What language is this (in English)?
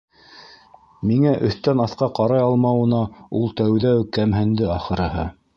Bashkir